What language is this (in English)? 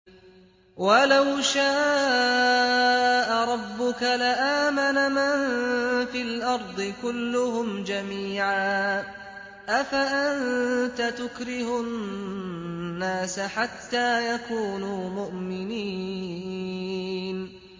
Arabic